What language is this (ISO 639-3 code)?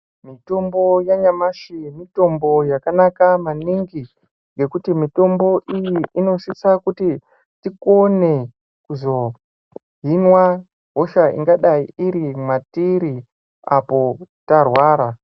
ndc